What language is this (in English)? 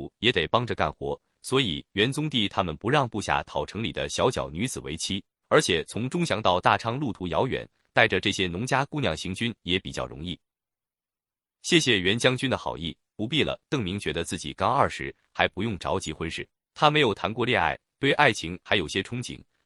Chinese